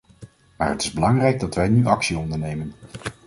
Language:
Dutch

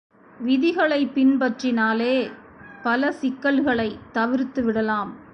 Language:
Tamil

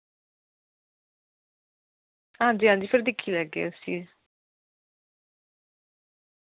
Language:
Dogri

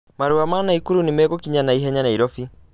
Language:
Kikuyu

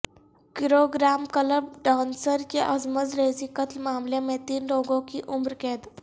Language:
Urdu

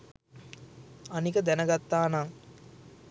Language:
Sinhala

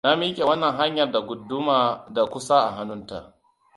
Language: Hausa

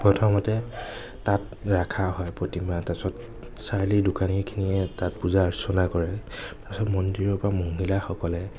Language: Assamese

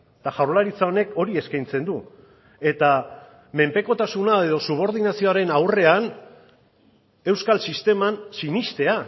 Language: Basque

